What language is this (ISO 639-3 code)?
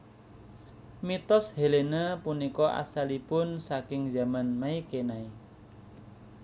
jav